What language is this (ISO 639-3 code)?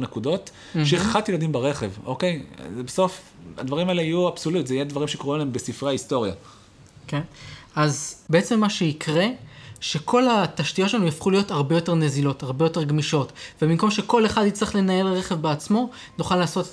heb